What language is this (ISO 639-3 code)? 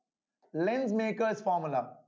tam